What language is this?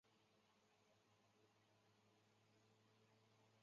Chinese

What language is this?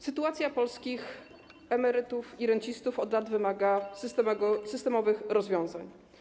Polish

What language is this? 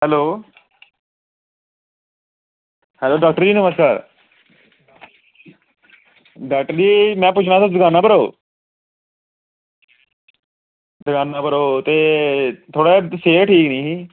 Dogri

